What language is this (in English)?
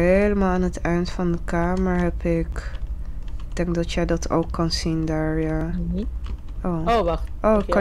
Dutch